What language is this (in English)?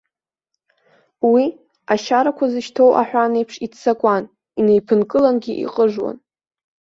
Abkhazian